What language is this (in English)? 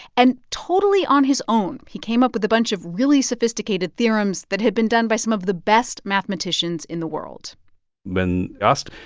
English